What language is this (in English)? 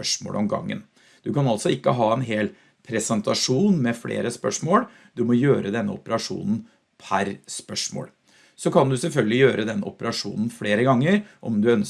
Norwegian